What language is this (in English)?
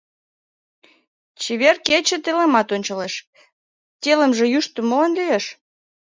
Mari